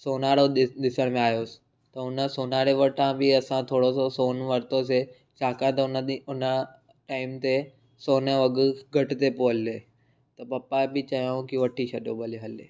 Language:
Sindhi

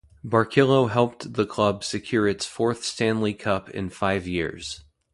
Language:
English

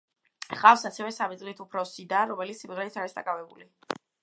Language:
Georgian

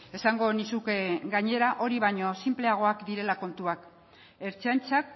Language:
Basque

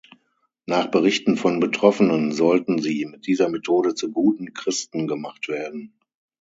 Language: German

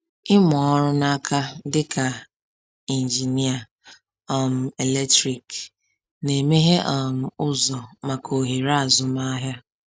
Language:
Igbo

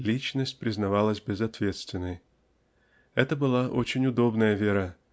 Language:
Russian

